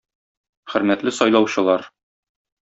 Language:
Tatar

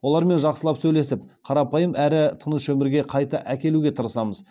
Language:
Kazakh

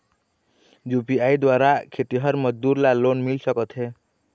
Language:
Chhattisgarhi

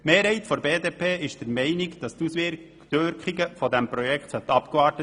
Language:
Swiss German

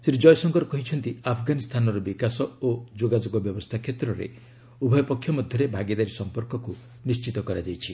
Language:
Odia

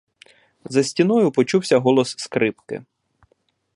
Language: Ukrainian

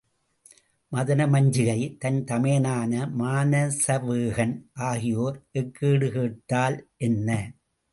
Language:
Tamil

